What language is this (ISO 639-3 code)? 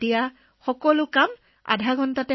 asm